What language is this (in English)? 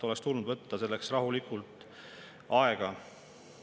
Estonian